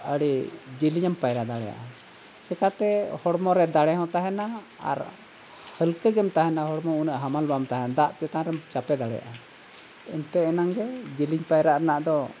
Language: Santali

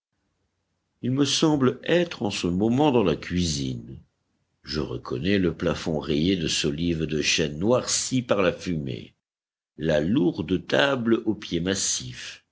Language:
French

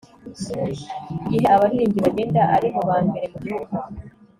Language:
Kinyarwanda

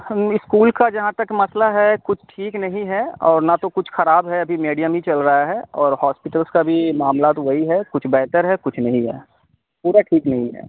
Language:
Urdu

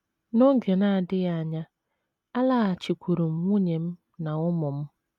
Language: Igbo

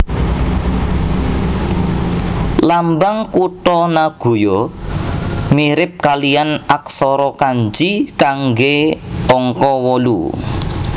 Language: Javanese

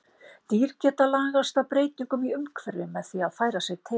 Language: Icelandic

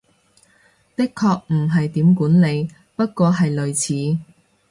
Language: Cantonese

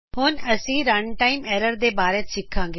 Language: Punjabi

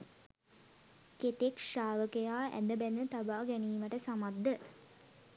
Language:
Sinhala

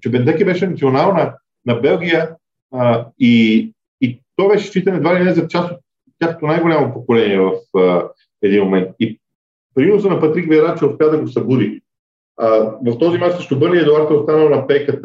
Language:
Bulgarian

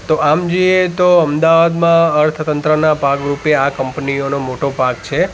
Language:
Gujarati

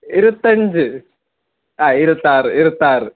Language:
Malayalam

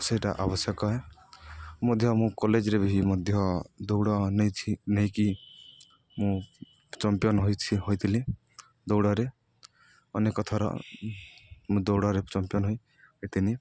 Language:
Odia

